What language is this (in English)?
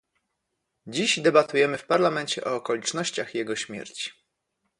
Polish